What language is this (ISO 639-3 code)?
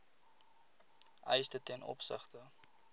afr